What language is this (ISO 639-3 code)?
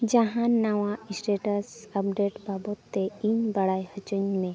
sat